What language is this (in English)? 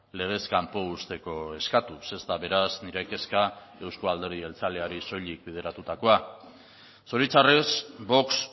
Basque